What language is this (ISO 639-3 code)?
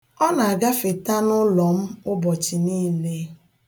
ibo